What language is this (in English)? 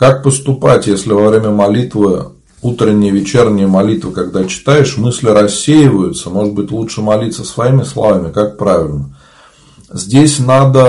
Russian